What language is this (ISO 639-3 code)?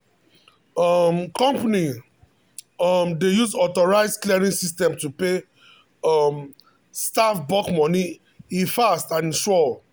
pcm